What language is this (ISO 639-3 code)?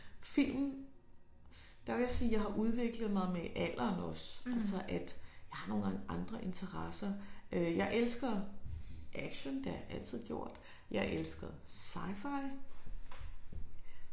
dan